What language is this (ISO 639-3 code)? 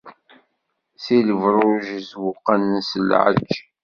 kab